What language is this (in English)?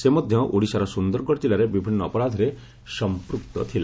Odia